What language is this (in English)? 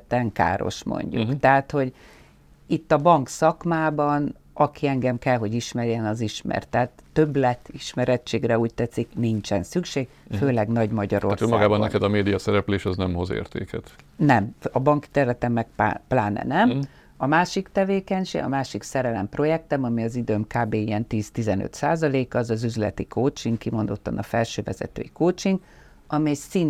Hungarian